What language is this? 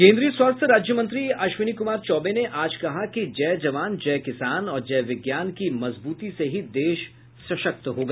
Hindi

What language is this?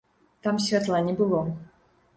Belarusian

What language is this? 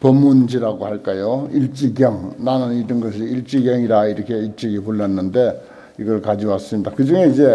Korean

